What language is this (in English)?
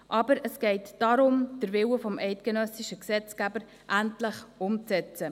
Swiss German